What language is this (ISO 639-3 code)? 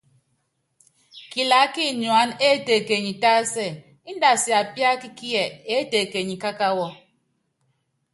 yav